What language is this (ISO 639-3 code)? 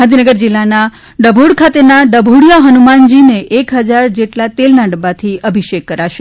guj